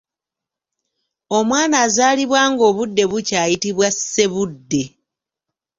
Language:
Ganda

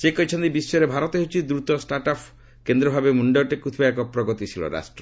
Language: Odia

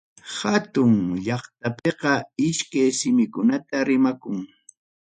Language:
Ayacucho Quechua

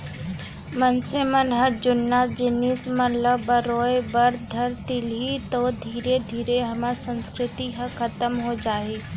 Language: Chhattisgarhi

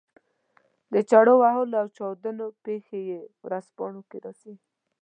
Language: Pashto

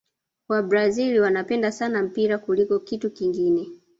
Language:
Swahili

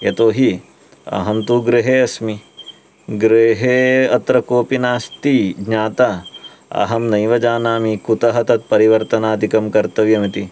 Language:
Sanskrit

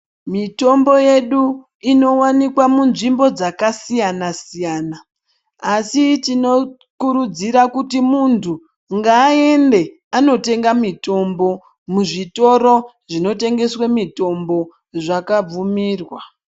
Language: Ndau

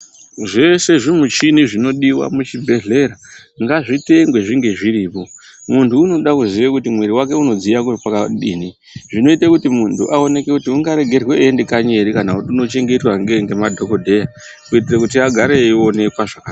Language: Ndau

